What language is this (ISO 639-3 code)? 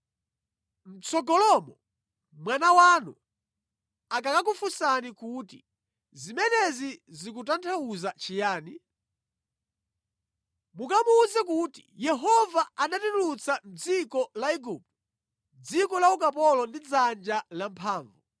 nya